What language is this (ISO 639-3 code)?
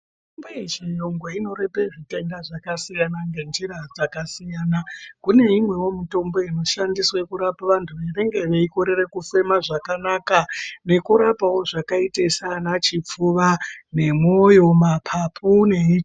ndc